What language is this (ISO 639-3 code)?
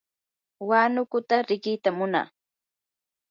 qur